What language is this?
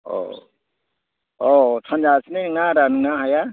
Bodo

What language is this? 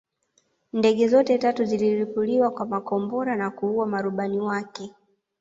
Swahili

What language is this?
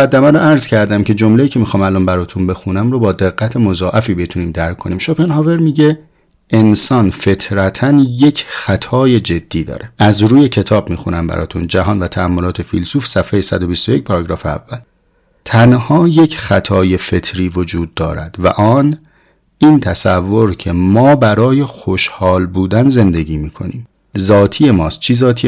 Persian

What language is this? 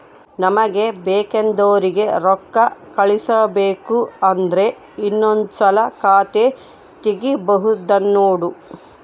Kannada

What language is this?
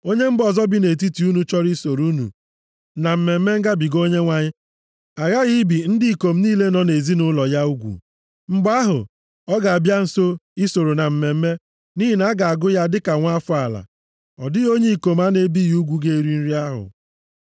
Igbo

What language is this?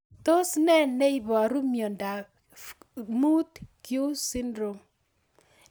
Kalenjin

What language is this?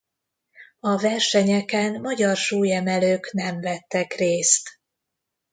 Hungarian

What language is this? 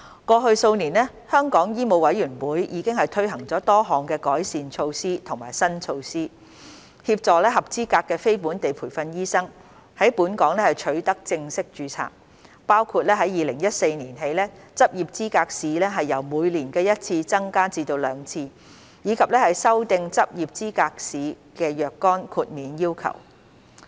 Cantonese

